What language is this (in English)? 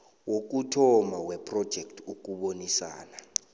South Ndebele